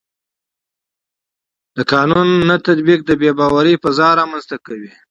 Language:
Pashto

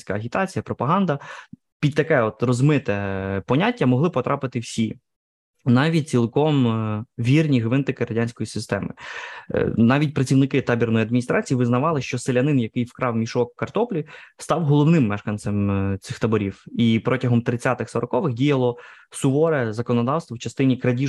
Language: Ukrainian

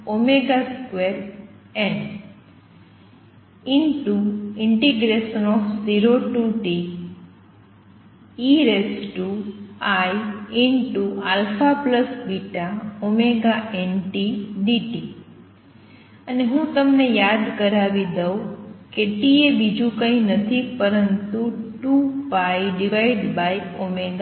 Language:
Gujarati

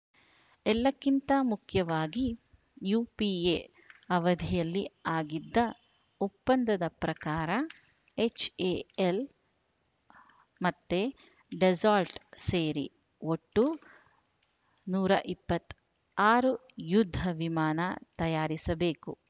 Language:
Kannada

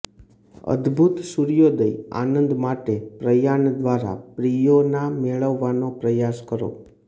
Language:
Gujarati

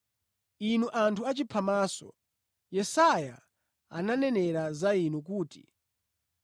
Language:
Nyanja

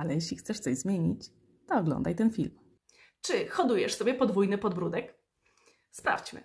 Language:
Polish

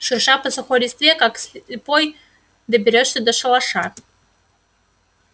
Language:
Russian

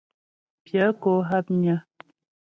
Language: Ghomala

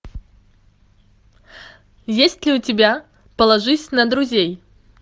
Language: Russian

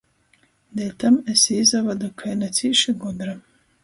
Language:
Latgalian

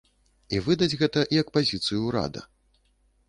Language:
Belarusian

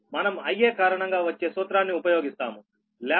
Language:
Telugu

